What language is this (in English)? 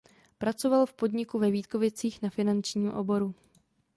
Czech